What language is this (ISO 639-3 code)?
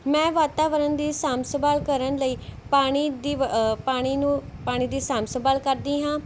pan